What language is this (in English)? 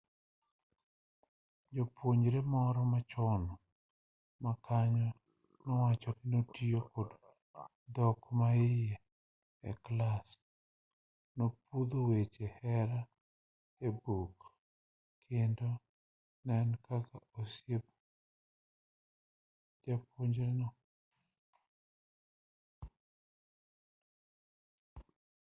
Luo (Kenya and Tanzania)